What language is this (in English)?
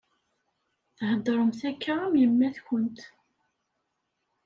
Kabyle